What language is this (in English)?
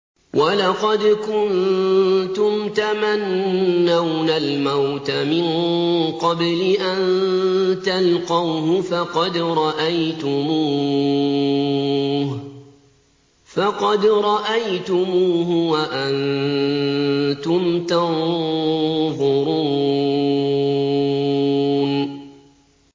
Arabic